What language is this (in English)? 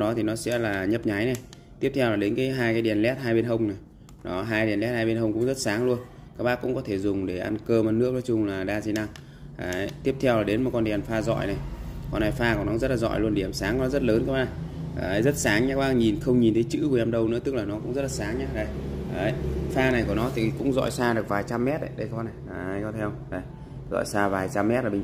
Vietnamese